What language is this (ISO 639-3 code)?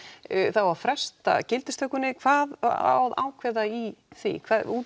isl